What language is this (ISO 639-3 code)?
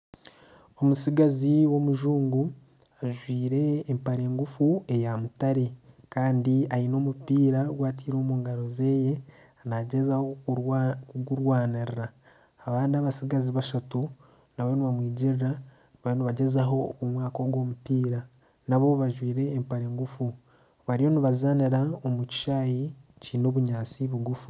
nyn